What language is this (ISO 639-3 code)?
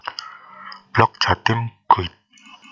jav